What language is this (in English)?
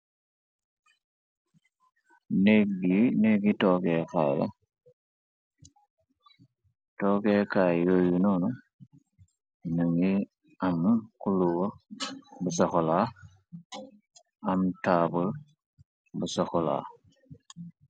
Wolof